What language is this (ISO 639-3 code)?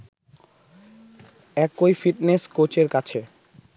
ben